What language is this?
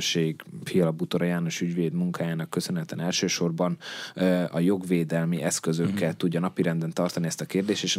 Hungarian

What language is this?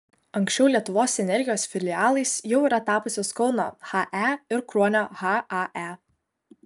Lithuanian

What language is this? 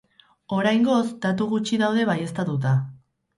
Basque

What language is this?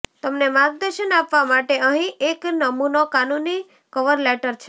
Gujarati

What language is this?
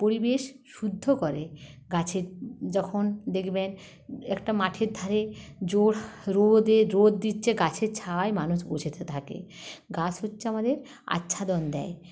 Bangla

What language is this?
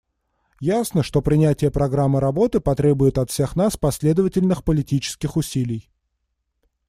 Russian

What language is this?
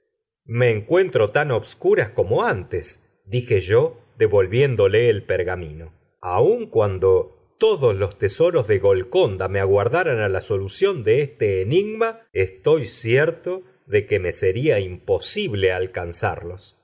Spanish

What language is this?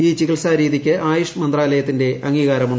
Malayalam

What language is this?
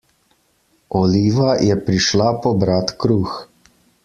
Slovenian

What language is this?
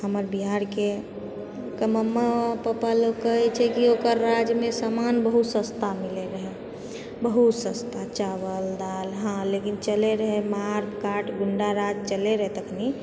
Maithili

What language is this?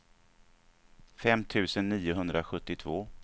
Swedish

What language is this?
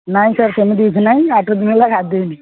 Odia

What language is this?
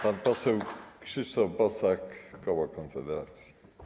Polish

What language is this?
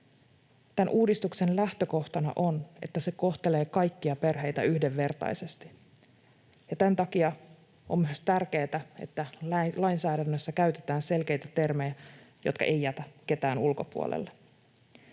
Finnish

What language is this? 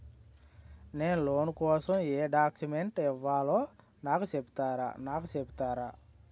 Telugu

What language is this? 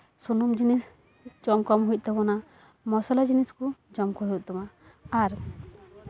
Santali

